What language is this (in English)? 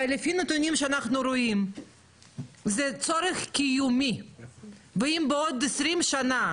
Hebrew